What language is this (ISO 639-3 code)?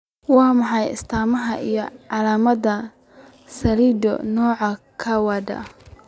som